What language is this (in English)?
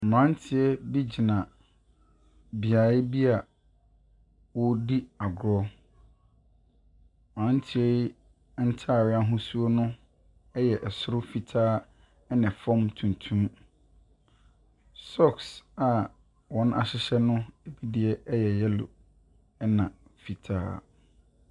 Akan